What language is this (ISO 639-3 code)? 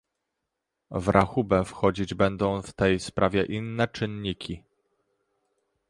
pol